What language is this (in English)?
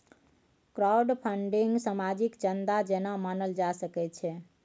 Maithili